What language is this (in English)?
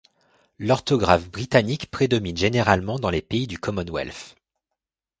French